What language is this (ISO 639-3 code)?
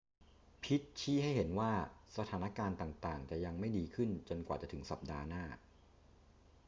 tha